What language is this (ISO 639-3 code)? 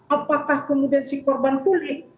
ind